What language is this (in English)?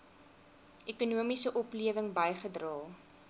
Afrikaans